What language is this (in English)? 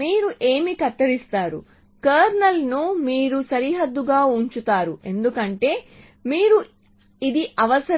Telugu